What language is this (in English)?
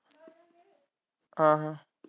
Punjabi